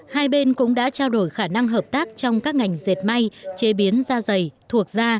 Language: Vietnamese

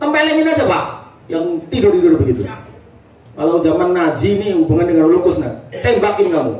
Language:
Indonesian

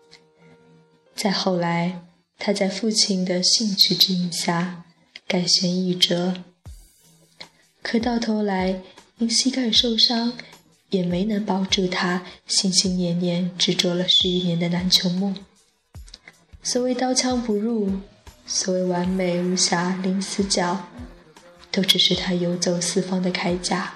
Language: Chinese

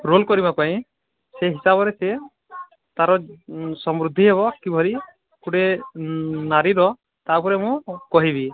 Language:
Odia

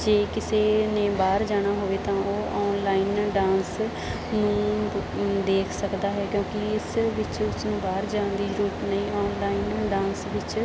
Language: Punjabi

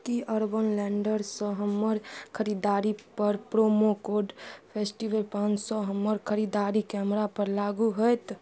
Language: Maithili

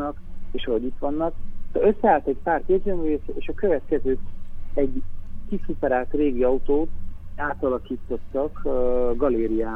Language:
Hungarian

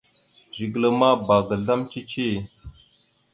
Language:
Mada (Cameroon)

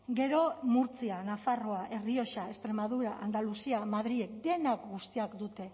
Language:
Basque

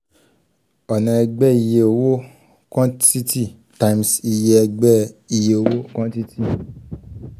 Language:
Yoruba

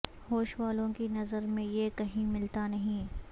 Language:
Urdu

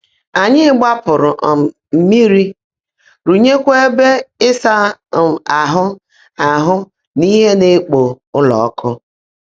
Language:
Igbo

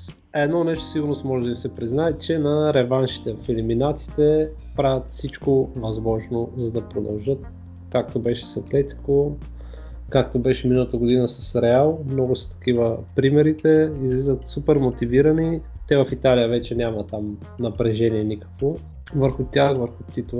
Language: Bulgarian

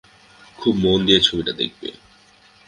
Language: Bangla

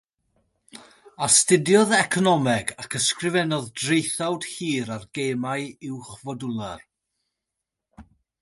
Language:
Welsh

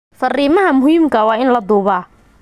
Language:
Somali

